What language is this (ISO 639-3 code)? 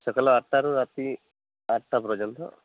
ori